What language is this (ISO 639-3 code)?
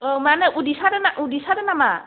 brx